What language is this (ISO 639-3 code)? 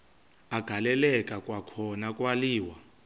xho